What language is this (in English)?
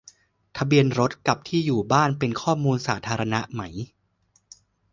Thai